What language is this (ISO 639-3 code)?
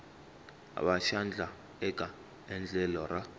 tso